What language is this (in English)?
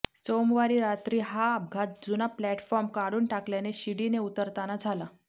Marathi